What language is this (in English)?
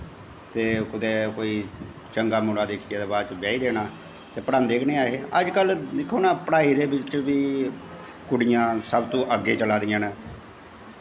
Dogri